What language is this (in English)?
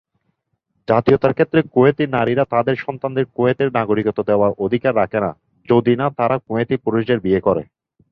Bangla